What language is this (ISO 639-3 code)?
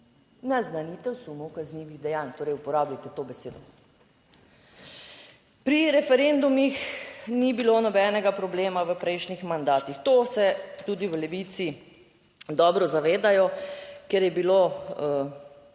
slv